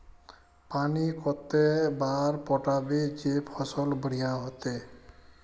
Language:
Magahi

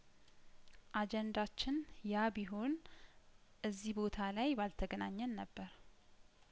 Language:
Amharic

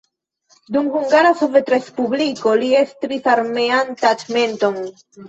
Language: Esperanto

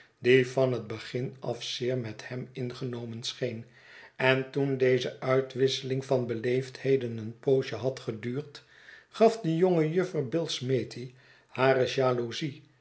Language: Dutch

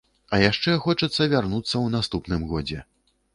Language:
Belarusian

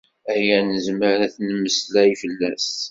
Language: Kabyle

